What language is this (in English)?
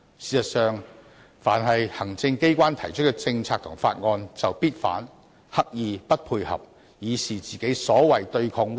Cantonese